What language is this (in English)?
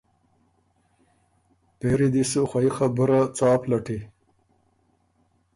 Ormuri